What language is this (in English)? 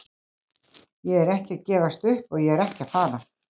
Icelandic